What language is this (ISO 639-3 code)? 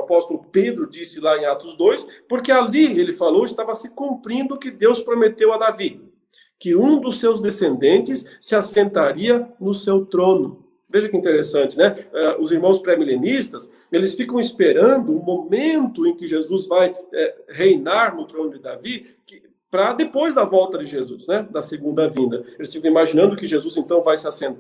por